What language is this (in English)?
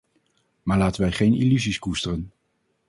Dutch